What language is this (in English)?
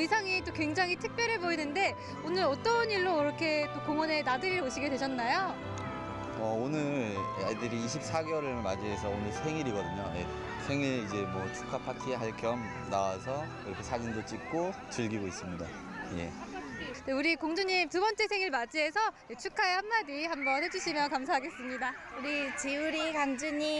Korean